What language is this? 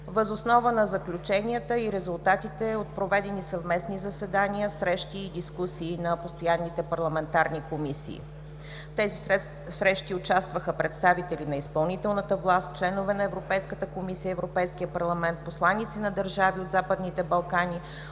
Bulgarian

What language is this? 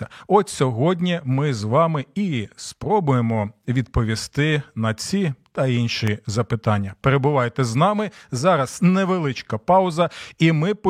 Ukrainian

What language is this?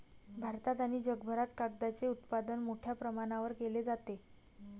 Marathi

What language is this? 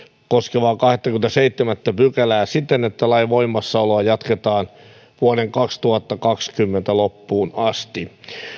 Finnish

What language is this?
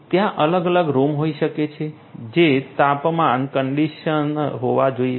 Gujarati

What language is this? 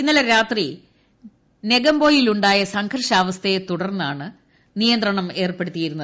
Malayalam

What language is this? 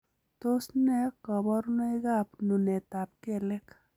Kalenjin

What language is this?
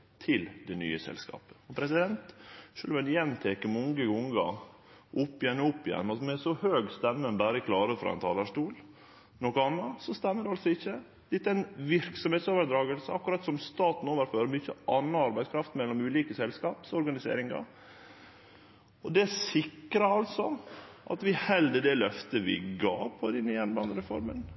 Norwegian Nynorsk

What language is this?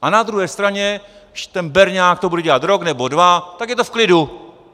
Czech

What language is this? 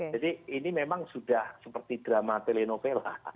Indonesian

